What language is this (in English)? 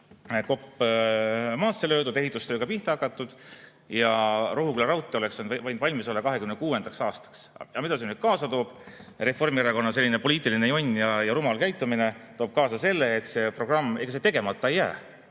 Estonian